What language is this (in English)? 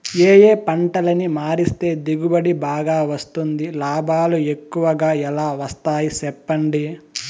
Telugu